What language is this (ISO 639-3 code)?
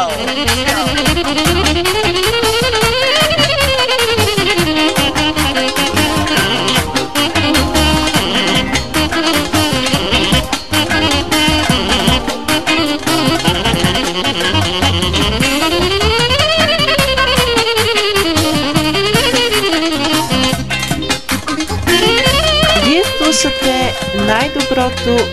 bul